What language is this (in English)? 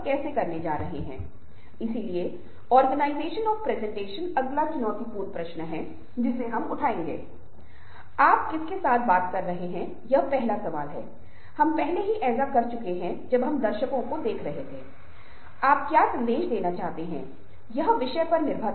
Hindi